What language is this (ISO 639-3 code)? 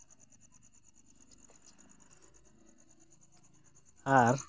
sat